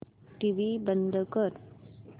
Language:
Marathi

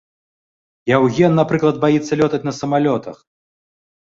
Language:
Belarusian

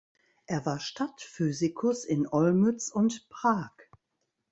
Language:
German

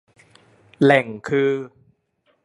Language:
Thai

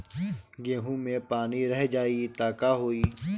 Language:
Bhojpuri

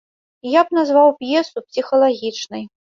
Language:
Belarusian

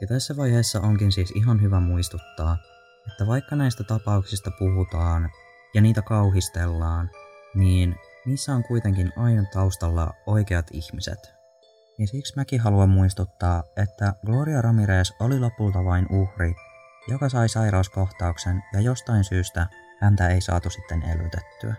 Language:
Finnish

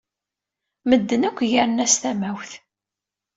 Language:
Kabyle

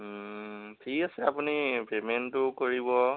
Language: Assamese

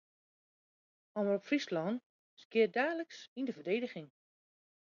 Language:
Western Frisian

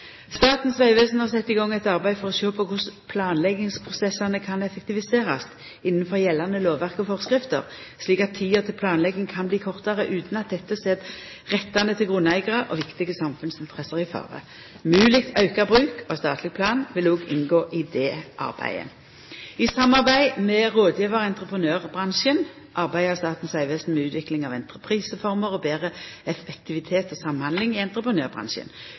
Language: Norwegian Nynorsk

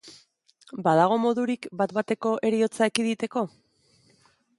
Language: Basque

